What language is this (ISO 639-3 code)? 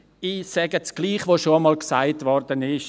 gsw